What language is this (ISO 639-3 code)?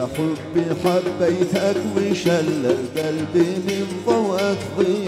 ara